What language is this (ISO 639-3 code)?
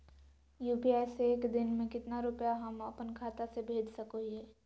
mag